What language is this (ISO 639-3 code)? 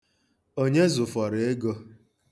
ibo